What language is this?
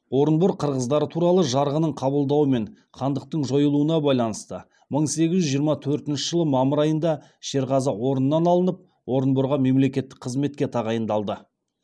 Kazakh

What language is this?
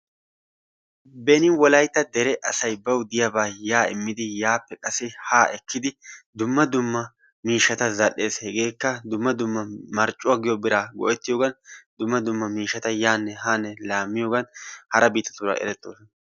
Wolaytta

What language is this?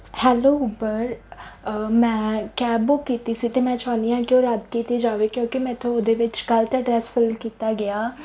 Punjabi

